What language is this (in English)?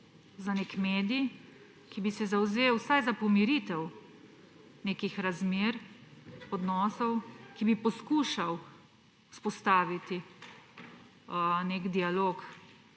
Slovenian